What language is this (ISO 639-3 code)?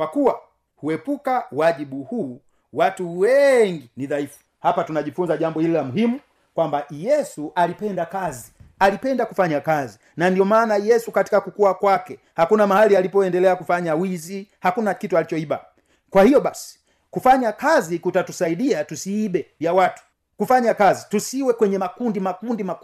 swa